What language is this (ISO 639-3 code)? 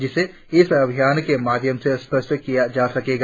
hin